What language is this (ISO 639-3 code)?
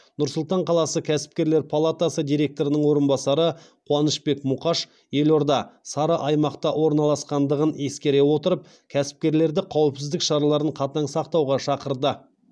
kaz